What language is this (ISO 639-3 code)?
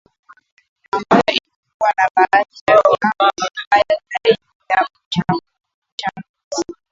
swa